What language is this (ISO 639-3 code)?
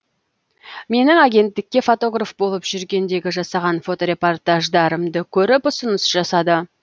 kaz